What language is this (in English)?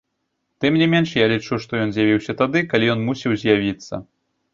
Belarusian